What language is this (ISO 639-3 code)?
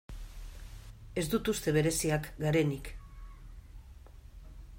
eus